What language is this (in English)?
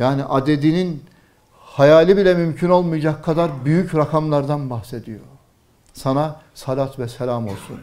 Turkish